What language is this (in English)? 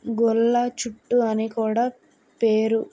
Telugu